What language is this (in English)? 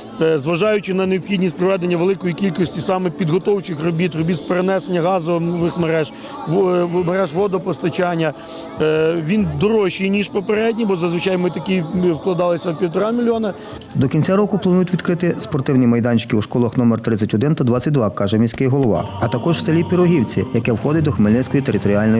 Ukrainian